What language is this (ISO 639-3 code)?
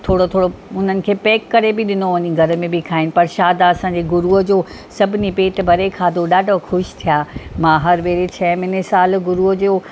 snd